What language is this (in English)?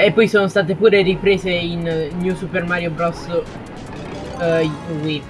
Italian